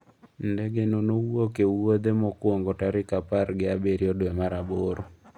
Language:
Luo (Kenya and Tanzania)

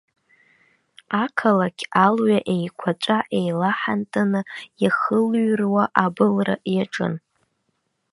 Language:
Abkhazian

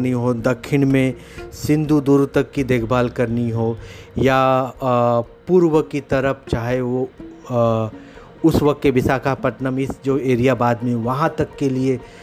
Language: Hindi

